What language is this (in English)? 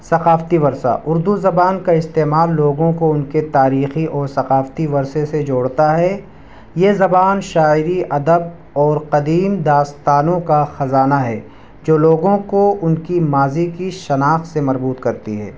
Urdu